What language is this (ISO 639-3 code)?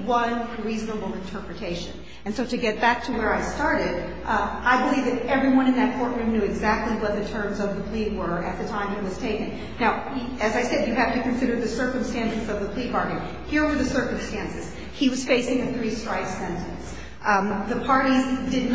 eng